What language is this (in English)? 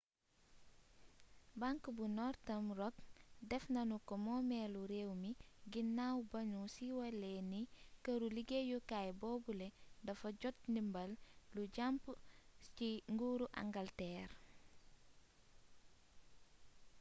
Wolof